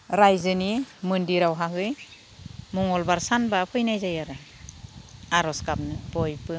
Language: Bodo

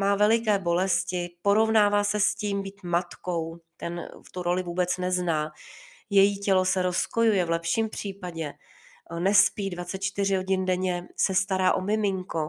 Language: Czech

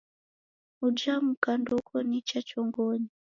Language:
Taita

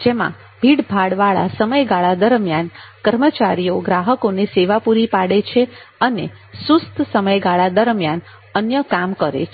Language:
Gujarati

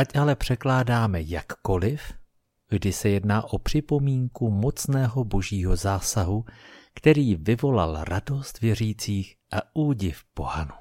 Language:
Czech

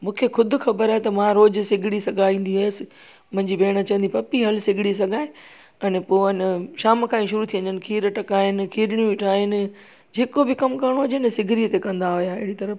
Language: Sindhi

